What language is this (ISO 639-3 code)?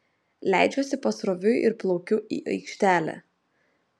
lit